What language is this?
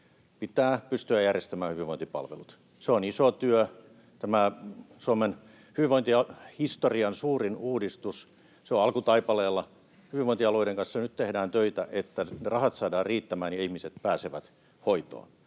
Finnish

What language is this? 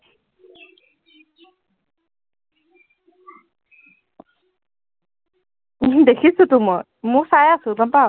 Assamese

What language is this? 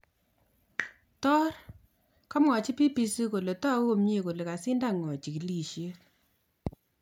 Kalenjin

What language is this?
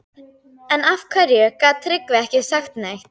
Icelandic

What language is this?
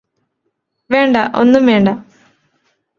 Malayalam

